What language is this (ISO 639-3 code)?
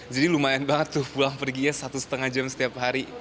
ind